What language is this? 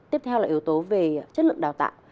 Vietnamese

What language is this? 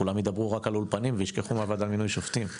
Hebrew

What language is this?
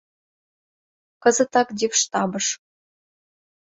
Mari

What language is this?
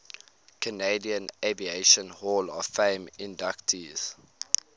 English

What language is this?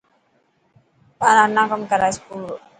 Dhatki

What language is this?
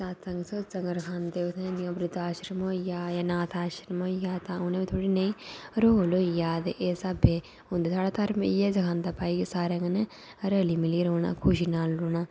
Dogri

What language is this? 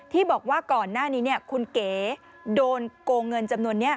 Thai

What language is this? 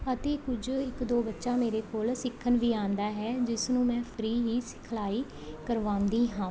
Punjabi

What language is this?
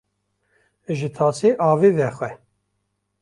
Kurdish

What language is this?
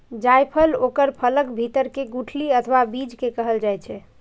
Maithili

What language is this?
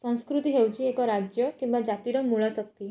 Odia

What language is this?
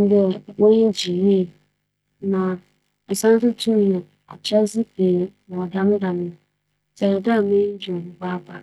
Akan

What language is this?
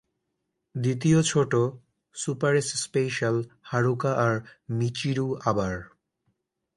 Bangla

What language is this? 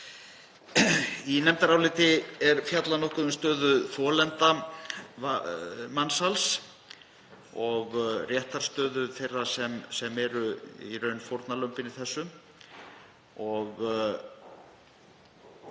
Icelandic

